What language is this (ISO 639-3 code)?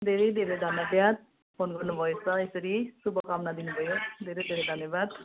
nep